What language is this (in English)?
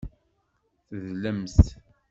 Kabyle